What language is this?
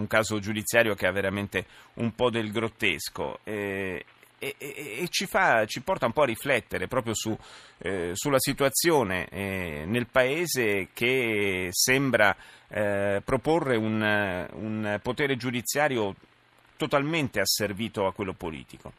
Italian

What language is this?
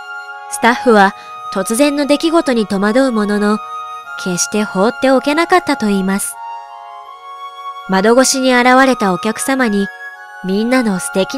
Japanese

